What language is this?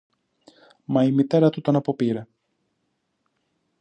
Greek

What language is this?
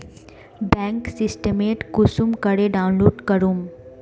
Magahi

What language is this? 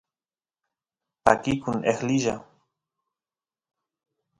Santiago del Estero Quichua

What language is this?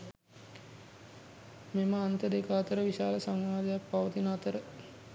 Sinhala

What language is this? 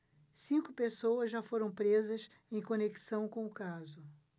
Portuguese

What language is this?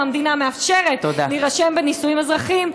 Hebrew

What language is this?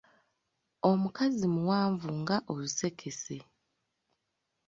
Ganda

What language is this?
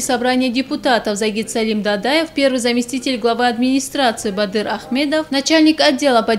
Russian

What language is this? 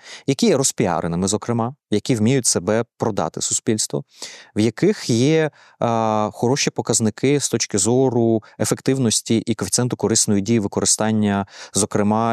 Ukrainian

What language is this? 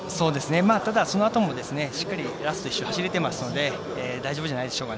Japanese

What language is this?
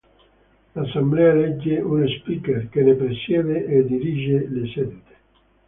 Italian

